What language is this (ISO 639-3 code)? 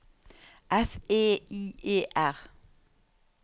nor